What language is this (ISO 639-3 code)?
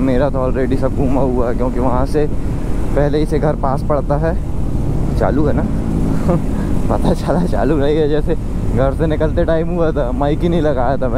hin